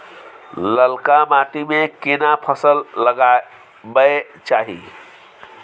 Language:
Maithili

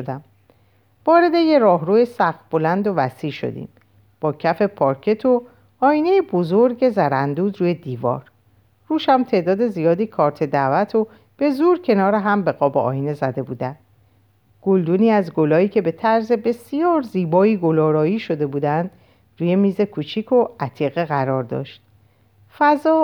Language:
Persian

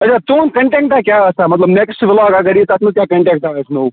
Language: Kashmiri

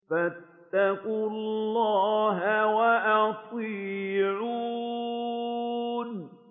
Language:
Arabic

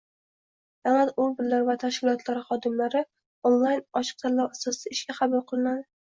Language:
Uzbek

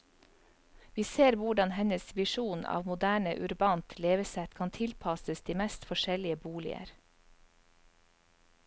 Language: Norwegian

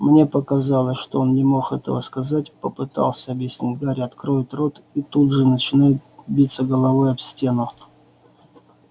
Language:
Russian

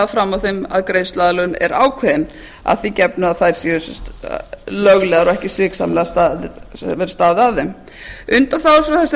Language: Icelandic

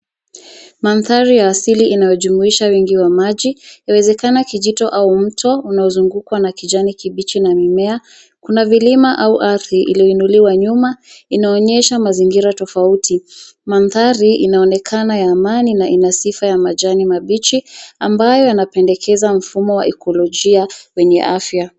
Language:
Swahili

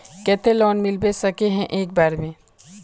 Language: Magahi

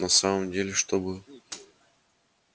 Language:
Russian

